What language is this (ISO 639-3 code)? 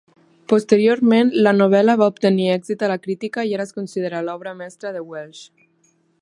cat